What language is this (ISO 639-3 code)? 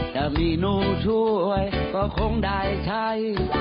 tha